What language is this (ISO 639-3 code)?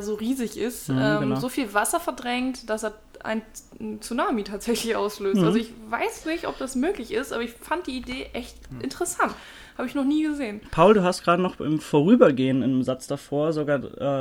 deu